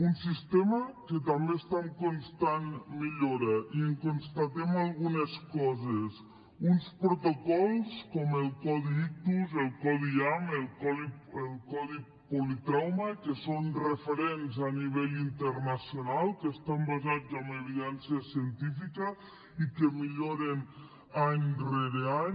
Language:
Catalan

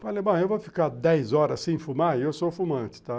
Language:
Portuguese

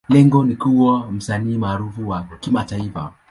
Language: Swahili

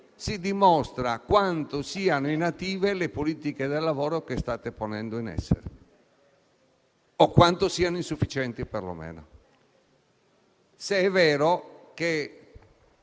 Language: Italian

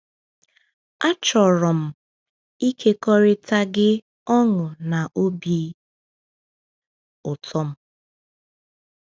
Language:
Igbo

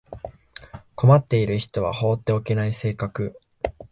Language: Japanese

